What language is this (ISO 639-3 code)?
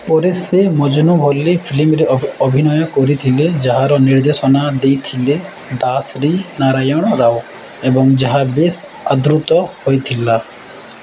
ori